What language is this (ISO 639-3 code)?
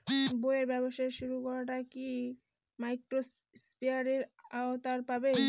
ben